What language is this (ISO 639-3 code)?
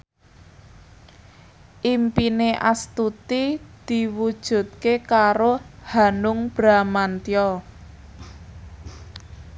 jav